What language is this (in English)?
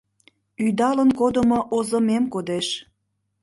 Mari